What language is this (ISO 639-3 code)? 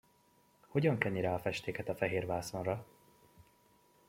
hun